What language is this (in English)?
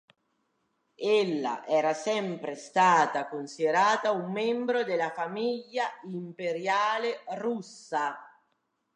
Italian